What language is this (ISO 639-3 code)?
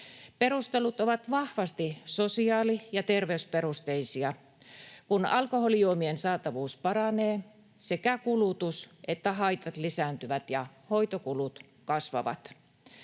fin